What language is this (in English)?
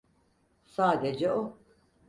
Turkish